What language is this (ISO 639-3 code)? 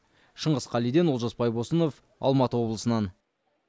kaz